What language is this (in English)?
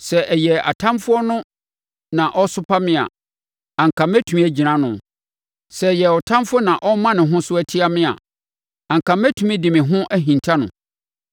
Akan